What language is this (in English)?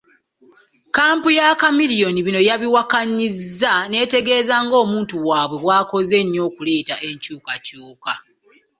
Ganda